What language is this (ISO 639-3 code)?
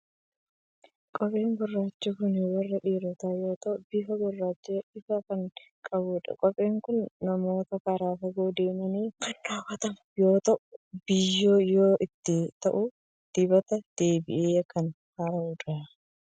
orm